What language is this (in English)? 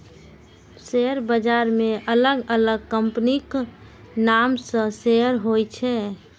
Maithili